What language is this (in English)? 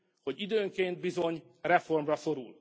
Hungarian